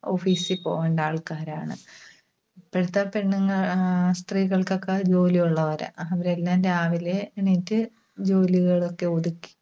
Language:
Malayalam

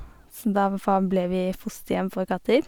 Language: Norwegian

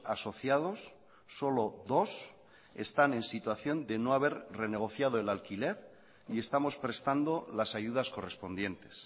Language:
Spanish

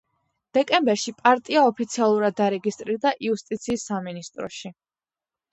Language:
Georgian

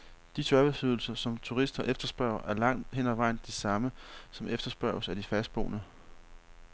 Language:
Danish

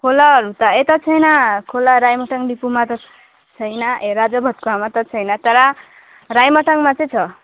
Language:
Nepali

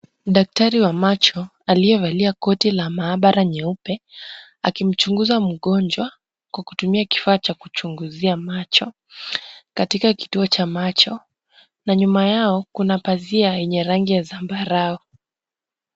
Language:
Swahili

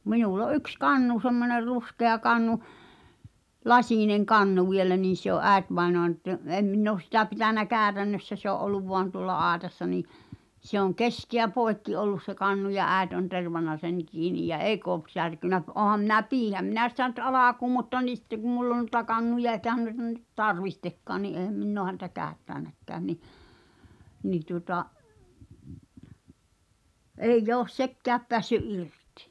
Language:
Finnish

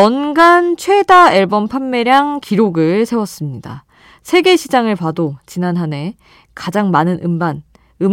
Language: Korean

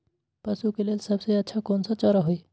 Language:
Magahi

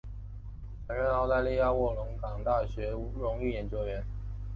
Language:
Chinese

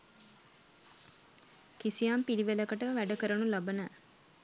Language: Sinhala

